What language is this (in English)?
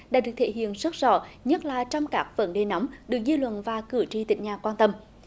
Vietnamese